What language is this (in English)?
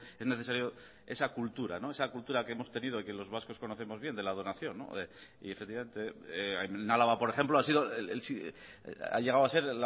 Spanish